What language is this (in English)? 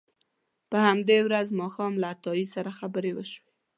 Pashto